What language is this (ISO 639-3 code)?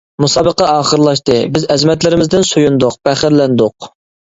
uig